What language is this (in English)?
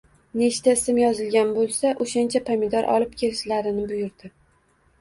Uzbek